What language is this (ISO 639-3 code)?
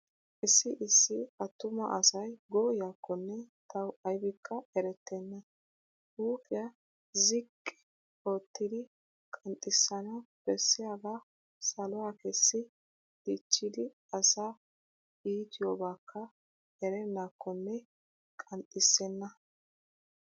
wal